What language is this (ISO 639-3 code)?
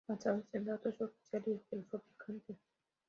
spa